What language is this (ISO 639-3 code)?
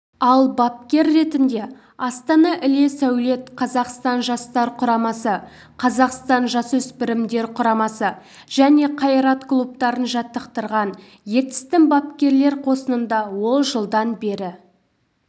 kaz